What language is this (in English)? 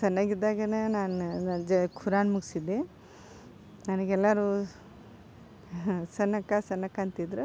Kannada